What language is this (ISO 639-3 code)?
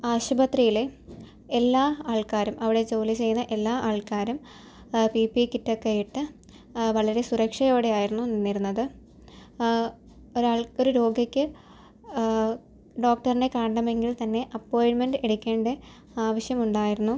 mal